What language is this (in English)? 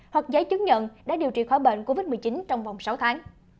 Vietnamese